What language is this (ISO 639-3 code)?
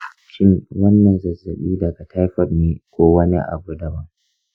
hau